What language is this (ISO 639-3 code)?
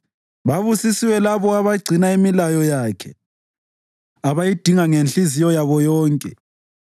nde